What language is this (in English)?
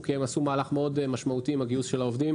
Hebrew